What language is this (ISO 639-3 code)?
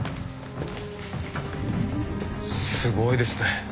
jpn